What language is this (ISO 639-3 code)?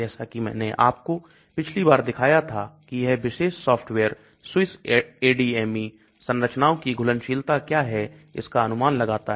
hin